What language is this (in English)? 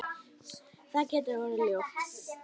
Icelandic